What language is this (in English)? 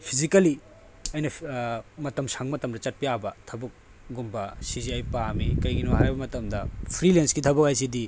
Manipuri